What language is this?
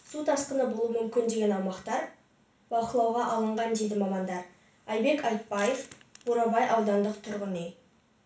Kazakh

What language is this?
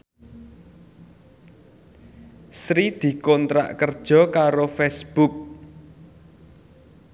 Javanese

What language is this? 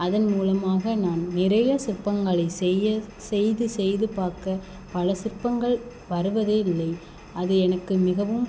Tamil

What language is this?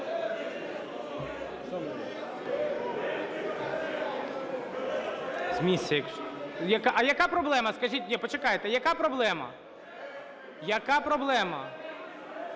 Ukrainian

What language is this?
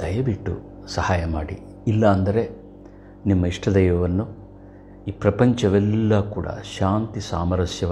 Hindi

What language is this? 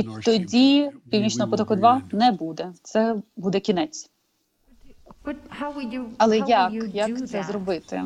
Ukrainian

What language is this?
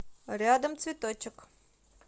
Russian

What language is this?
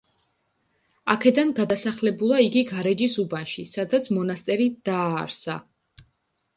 Georgian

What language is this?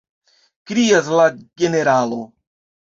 Esperanto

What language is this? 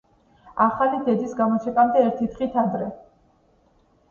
Georgian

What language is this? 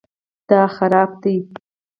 Pashto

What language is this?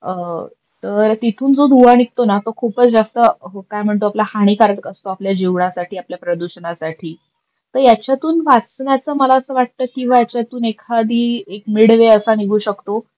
Marathi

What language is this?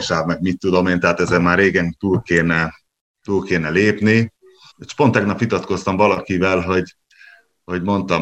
Hungarian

